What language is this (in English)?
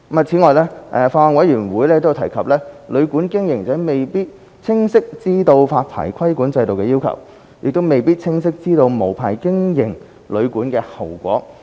Cantonese